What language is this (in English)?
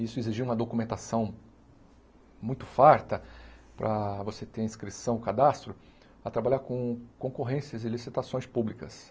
Portuguese